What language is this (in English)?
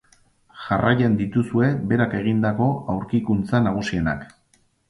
Basque